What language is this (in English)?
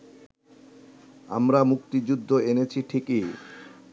Bangla